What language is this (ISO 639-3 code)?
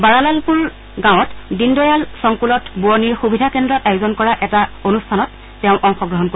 asm